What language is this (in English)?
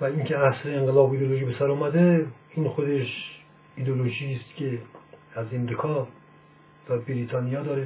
Persian